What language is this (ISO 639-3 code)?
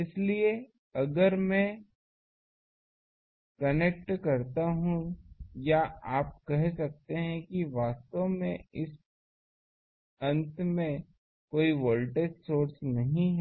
hin